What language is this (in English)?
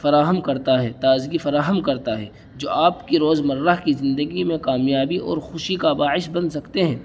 Urdu